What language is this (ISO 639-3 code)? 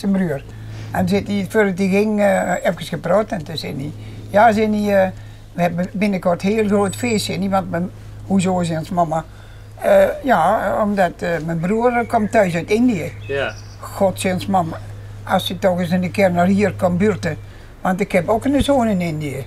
nld